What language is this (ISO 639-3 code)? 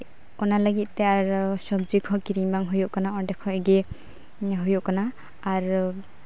sat